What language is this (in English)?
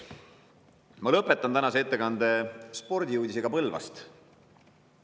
Estonian